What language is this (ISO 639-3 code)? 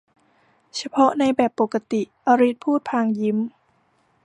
tha